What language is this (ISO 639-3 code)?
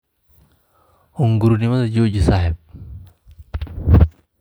som